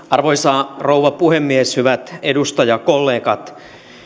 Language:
Finnish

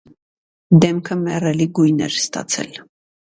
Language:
Armenian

